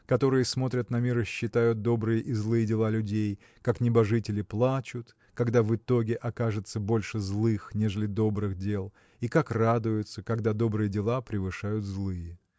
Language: Russian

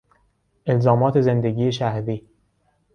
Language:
Persian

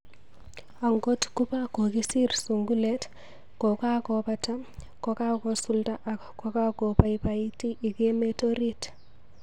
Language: Kalenjin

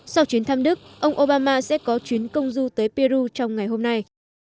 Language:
Vietnamese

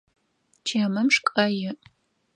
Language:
Adyghe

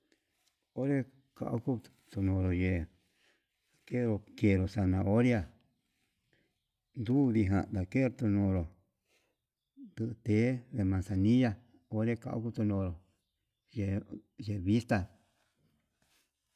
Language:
Yutanduchi Mixtec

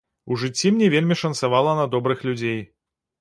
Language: Belarusian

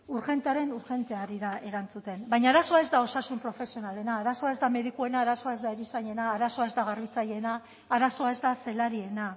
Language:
Basque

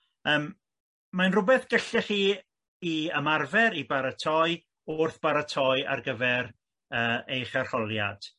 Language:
Welsh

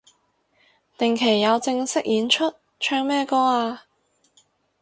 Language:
Cantonese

